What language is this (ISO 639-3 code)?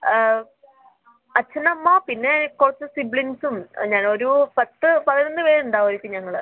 mal